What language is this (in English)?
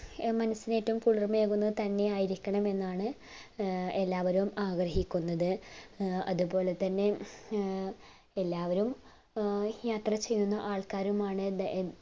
Malayalam